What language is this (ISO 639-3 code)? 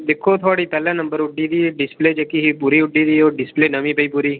doi